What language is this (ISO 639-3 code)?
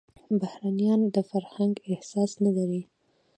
pus